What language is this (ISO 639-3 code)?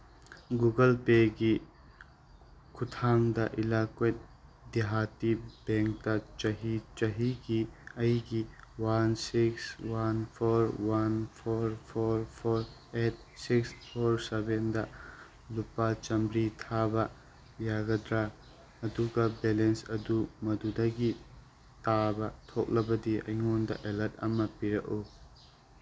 mni